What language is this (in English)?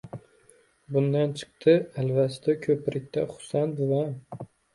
Uzbek